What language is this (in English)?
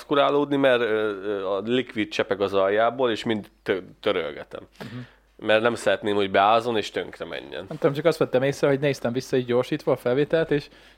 Hungarian